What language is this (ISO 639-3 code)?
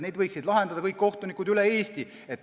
est